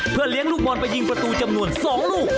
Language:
Thai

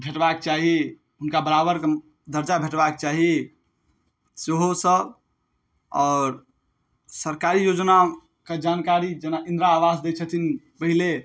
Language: Maithili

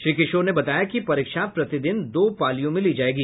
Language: Hindi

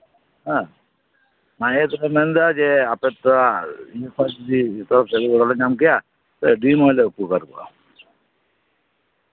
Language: Santali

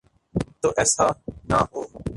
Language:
Urdu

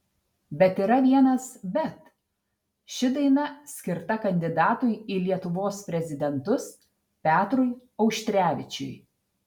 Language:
Lithuanian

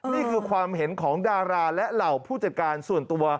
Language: Thai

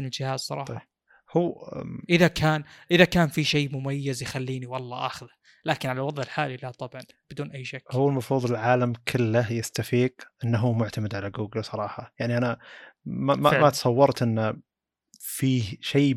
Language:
Arabic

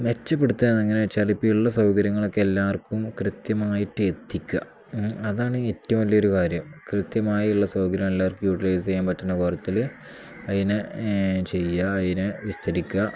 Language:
Malayalam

